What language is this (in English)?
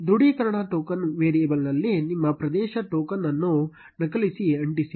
Kannada